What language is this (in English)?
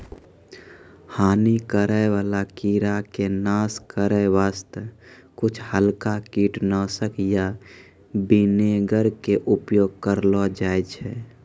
Maithili